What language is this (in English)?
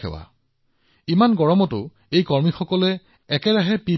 Assamese